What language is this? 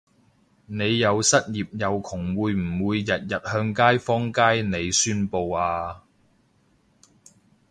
Cantonese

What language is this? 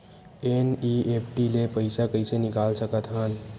Chhattisgarhi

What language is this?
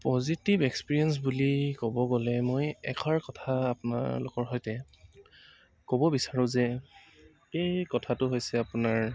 Assamese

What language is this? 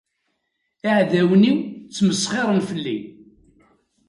Kabyle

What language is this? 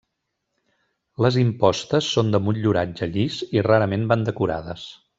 Catalan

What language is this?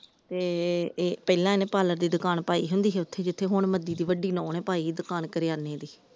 Punjabi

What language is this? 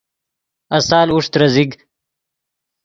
Yidgha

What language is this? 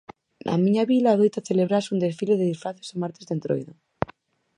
Galician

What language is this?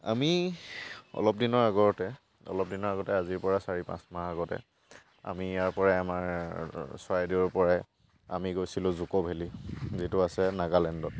Assamese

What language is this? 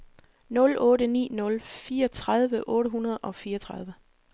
Danish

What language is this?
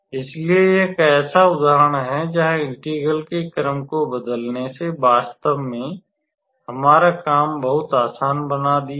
Hindi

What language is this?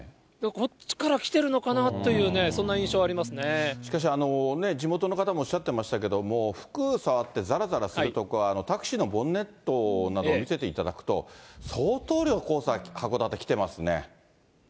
Japanese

